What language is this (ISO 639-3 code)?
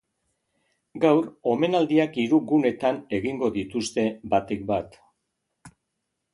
eus